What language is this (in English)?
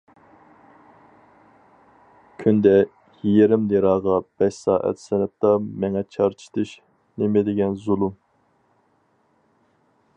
Uyghur